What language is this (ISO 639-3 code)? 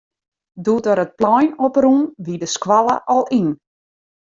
fry